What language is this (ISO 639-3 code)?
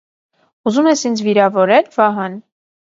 hye